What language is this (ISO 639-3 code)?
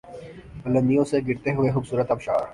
urd